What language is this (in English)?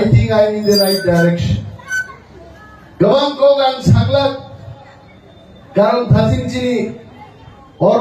Indonesian